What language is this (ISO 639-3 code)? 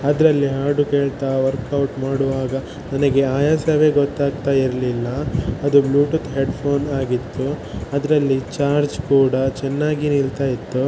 kan